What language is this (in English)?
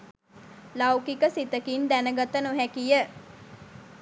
Sinhala